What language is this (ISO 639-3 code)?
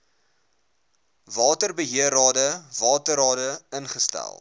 afr